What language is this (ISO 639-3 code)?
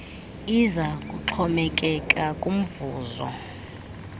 xho